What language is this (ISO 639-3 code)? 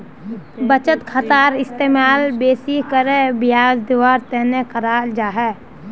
mag